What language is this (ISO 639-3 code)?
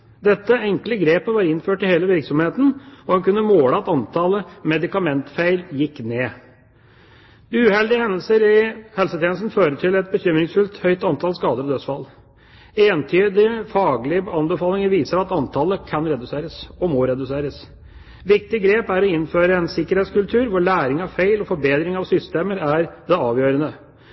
nob